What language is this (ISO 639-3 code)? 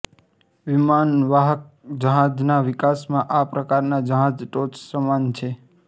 guj